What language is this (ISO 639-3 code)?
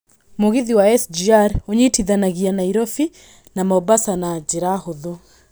kik